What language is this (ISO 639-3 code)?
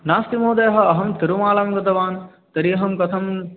san